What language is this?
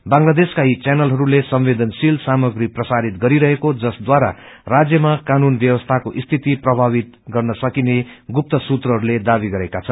Nepali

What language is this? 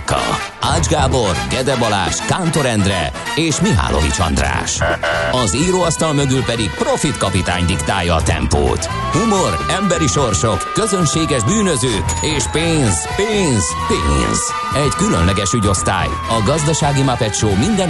Hungarian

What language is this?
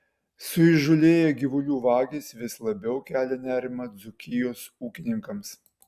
Lithuanian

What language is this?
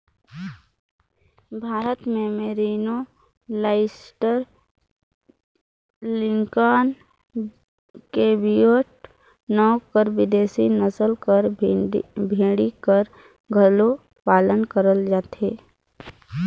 Chhattisgarhi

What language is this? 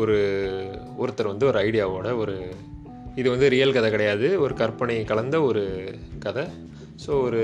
Tamil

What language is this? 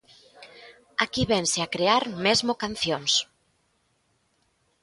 Galician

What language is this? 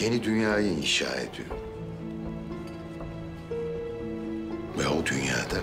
Turkish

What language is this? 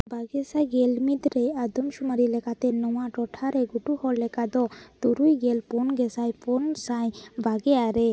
Santali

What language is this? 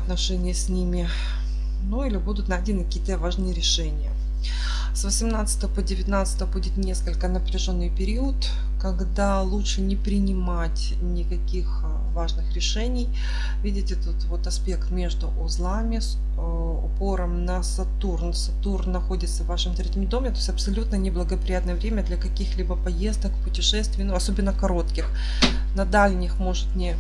Russian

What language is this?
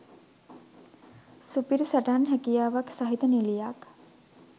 Sinhala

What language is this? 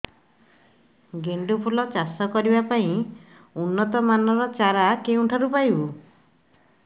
Odia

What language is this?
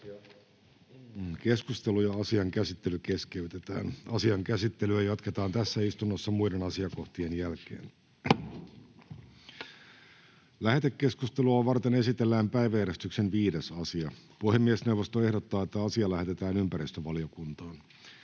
Finnish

